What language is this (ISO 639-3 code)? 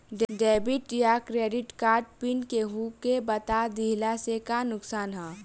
bho